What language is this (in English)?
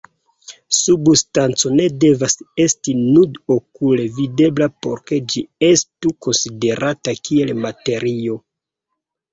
Esperanto